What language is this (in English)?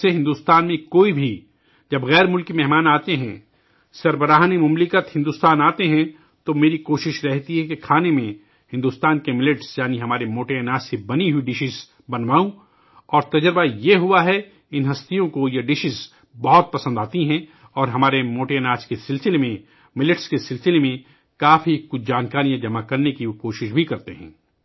Urdu